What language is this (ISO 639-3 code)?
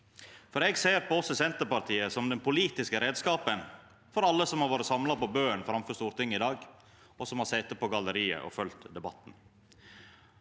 nor